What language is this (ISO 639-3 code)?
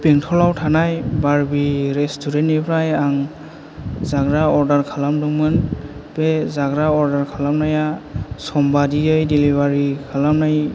brx